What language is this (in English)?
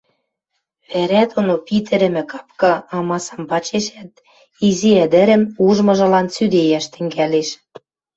Western Mari